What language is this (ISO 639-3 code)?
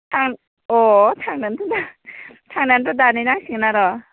brx